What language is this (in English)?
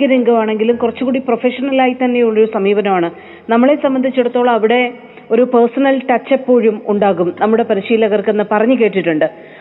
Malayalam